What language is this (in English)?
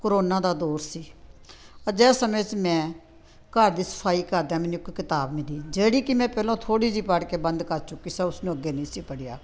Punjabi